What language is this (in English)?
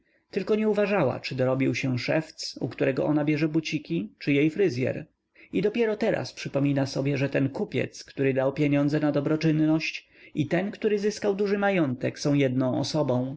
Polish